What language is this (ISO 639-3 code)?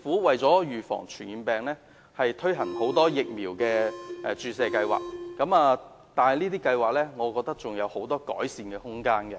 yue